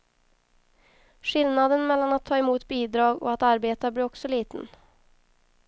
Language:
Swedish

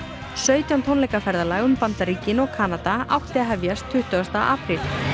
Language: Icelandic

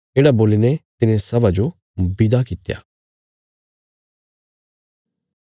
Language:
Bilaspuri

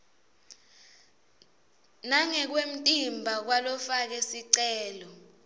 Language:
Swati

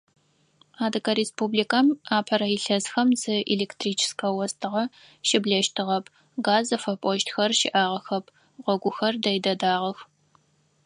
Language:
Adyghe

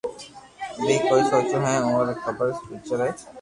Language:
Loarki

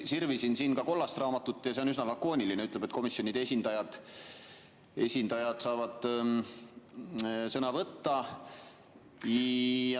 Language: Estonian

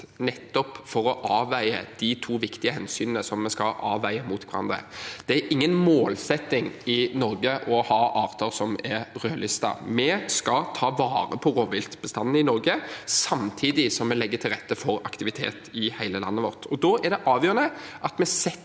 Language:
Norwegian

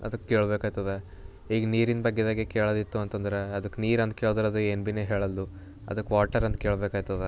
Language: Kannada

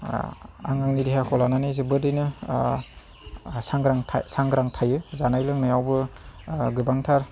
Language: Bodo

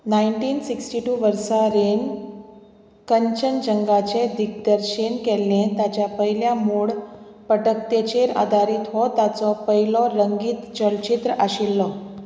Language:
Konkani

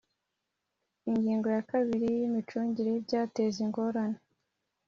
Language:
Kinyarwanda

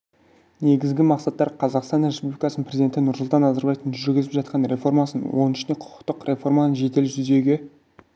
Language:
Kazakh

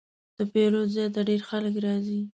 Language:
Pashto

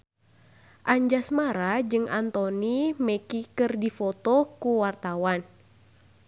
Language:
Sundanese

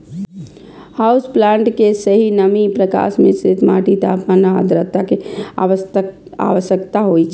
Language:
Maithili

